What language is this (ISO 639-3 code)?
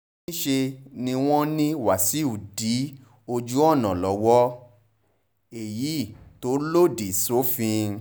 yor